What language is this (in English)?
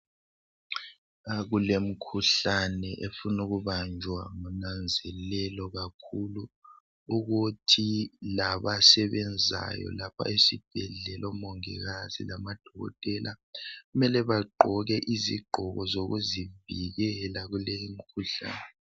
North Ndebele